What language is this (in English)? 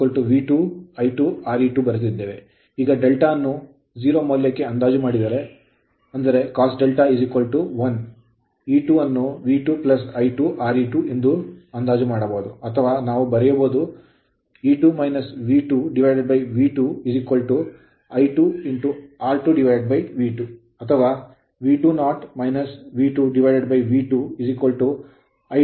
Kannada